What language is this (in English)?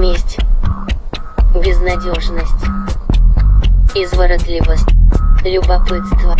Russian